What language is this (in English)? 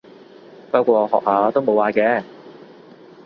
Cantonese